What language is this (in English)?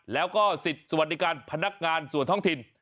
Thai